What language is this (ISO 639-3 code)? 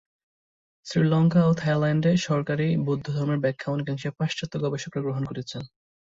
ben